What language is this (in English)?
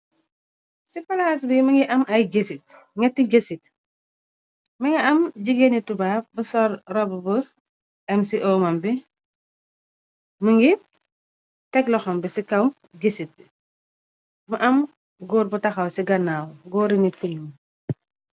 Wolof